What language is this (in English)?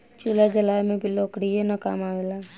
Bhojpuri